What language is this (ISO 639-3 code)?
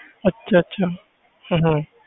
pan